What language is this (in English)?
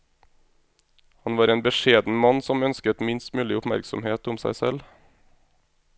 Norwegian